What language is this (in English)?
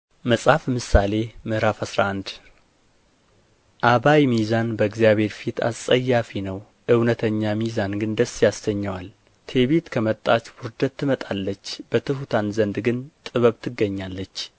Amharic